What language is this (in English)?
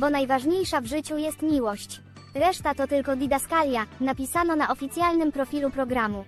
Polish